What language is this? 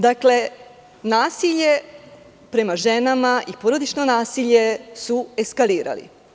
Serbian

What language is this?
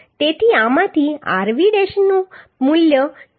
Gujarati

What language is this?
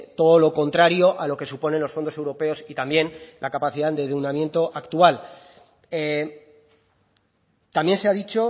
Spanish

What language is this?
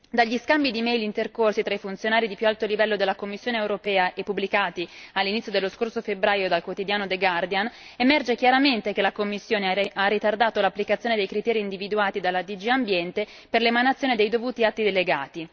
Italian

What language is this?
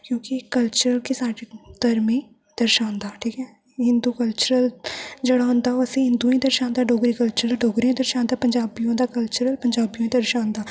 Dogri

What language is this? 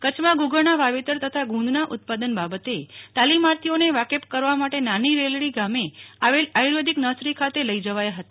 Gujarati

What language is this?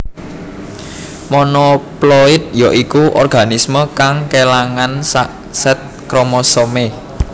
Javanese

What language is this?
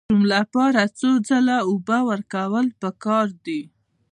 Pashto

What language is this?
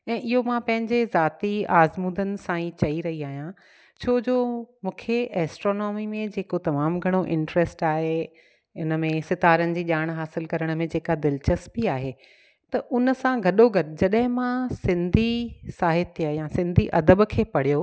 Sindhi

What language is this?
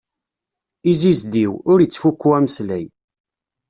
Kabyle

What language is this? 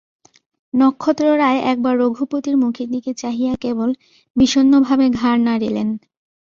Bangla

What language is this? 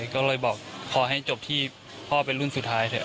Thai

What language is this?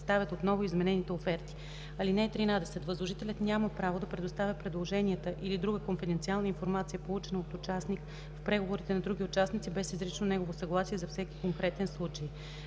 Bulgarian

